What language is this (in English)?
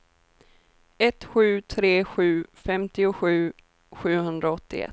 Swedish